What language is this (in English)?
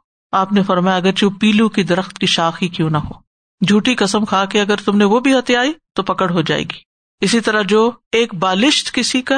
Urdu